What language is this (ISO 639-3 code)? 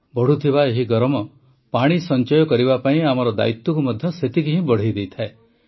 ori